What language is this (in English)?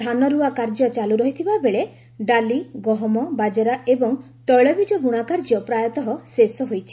Odia